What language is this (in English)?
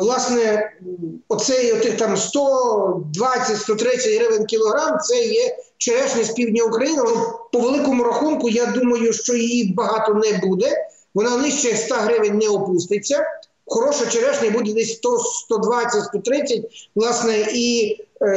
Ukrainian